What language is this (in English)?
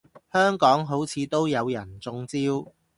Cantonese